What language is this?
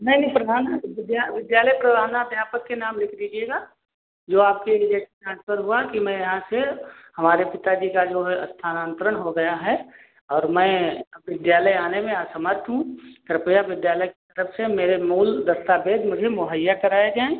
Hindi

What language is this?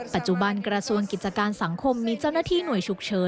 Thai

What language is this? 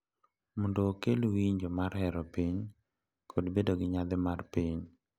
Luo (Kenya and Tanzania)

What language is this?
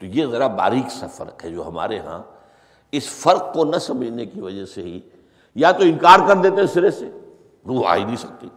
Urdu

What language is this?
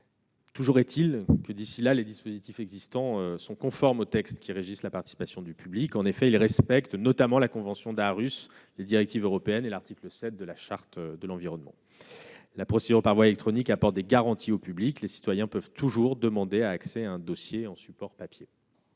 French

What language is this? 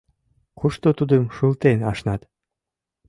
Mari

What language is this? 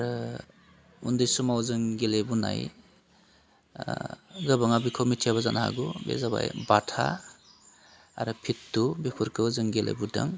Bodo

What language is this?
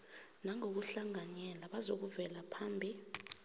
South Ndebele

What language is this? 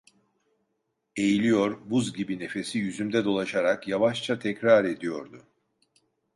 Turkish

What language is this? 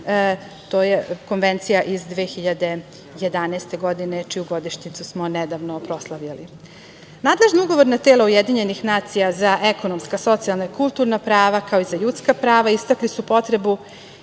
Serbian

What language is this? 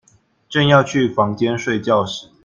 Chinese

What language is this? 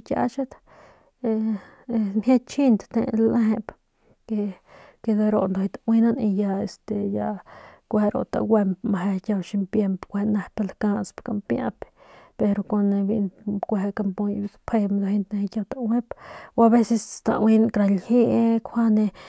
Northern Pame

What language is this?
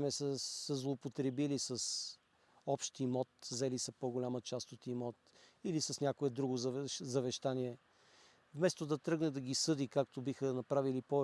Bulgarian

